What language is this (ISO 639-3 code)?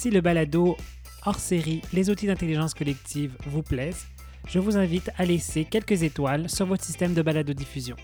fra